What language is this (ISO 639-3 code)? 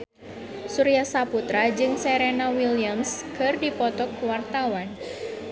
sun